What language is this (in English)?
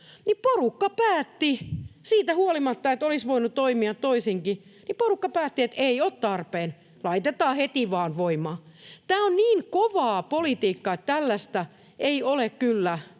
Finnish